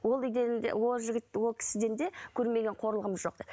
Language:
Kazakh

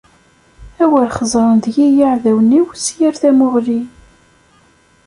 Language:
Kabyle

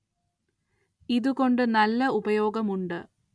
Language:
Malayalam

